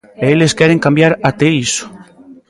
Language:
Galician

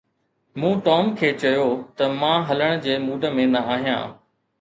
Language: Sindhi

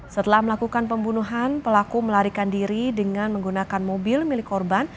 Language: Indonesian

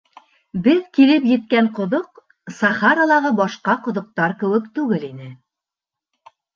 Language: Bashkir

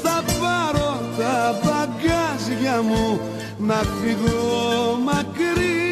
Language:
Greek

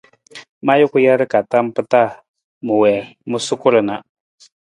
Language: Nawdm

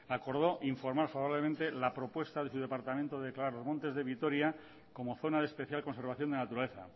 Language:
Spanish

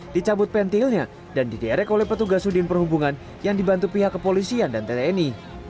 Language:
Indonesian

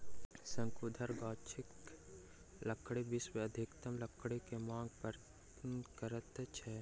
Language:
Maithili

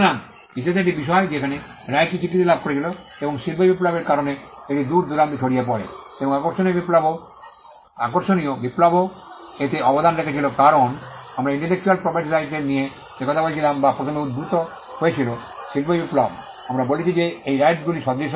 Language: Bangla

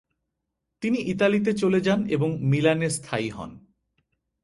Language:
Bangla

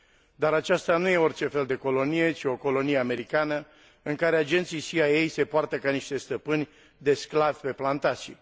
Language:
Romanian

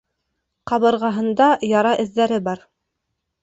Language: Bashkir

